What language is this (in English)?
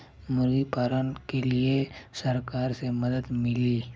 Bhojpuri